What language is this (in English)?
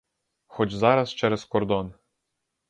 Ukrainian